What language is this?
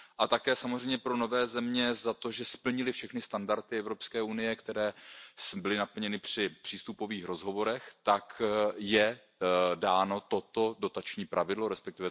Czech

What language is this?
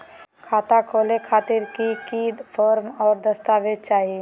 Magahi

